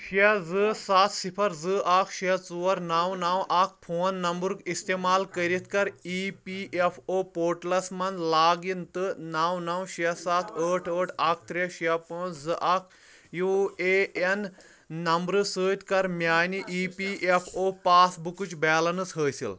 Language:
Kashmiri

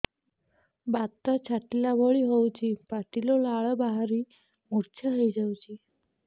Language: Odia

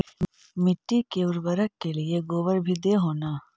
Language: Magahi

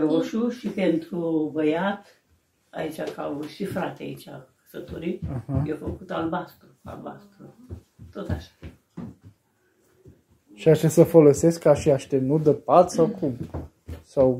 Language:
Romanian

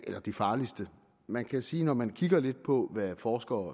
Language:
Danish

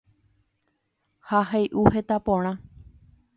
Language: Guarani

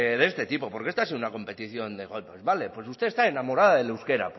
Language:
Spanish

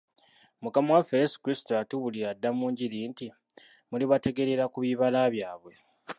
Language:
Ganda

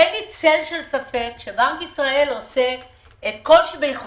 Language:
Hebrew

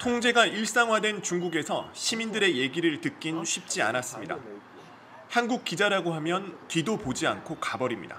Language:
Korean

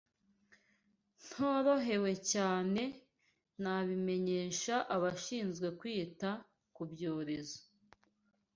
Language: Kinyarwanda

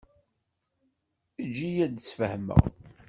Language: Kabyle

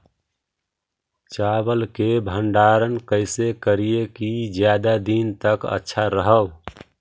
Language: Magahi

